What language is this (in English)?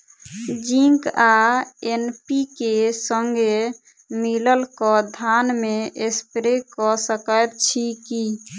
Maithili